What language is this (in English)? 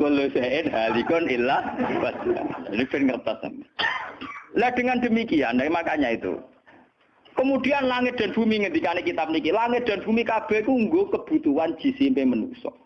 Indonesian